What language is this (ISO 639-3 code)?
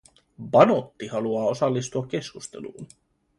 fin